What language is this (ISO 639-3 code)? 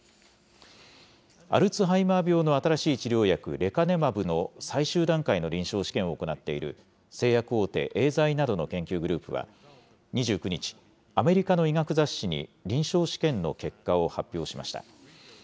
jpn